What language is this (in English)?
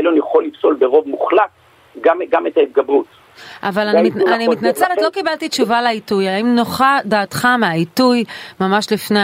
Hebrew